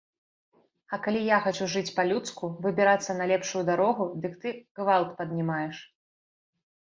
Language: Belarusian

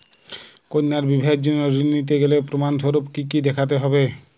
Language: Bangla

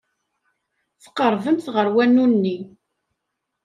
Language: Kabyle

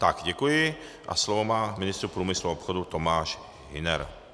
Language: Czech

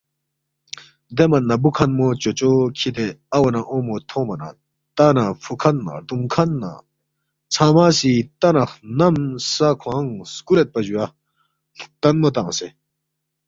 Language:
Balti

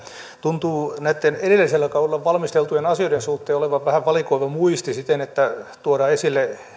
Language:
Finnish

